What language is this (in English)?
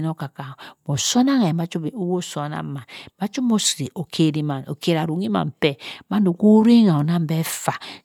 Cross River Mbembe